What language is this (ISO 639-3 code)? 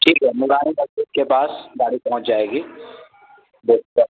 urd